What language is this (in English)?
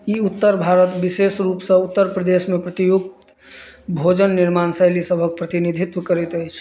Maithili